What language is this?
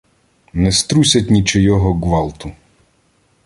Ukrainian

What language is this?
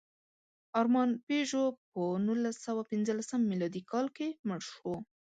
Pashto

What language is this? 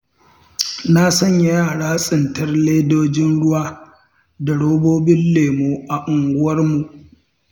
Hausa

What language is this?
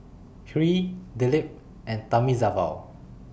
English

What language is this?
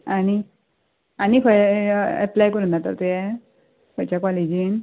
Konkani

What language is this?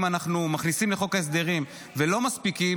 Hebrew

